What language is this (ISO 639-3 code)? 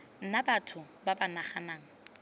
tsn